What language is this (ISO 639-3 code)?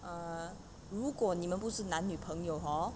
eng